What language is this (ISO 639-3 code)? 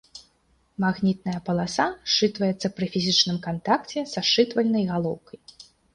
bel